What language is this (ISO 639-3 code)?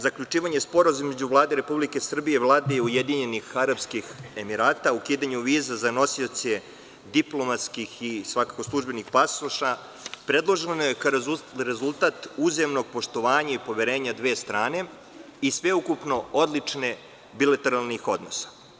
srp